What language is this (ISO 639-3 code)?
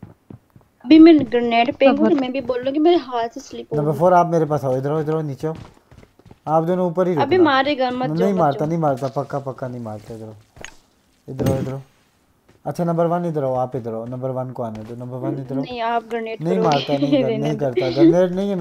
hin